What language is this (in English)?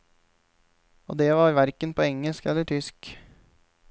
Norwegian